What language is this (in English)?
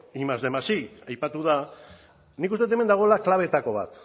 Basque